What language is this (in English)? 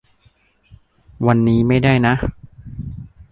Thai